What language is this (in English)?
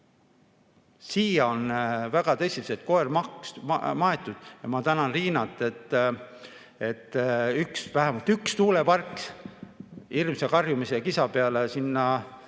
Estonian